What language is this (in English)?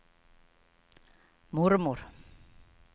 Swedish